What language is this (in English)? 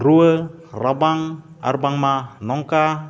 Santali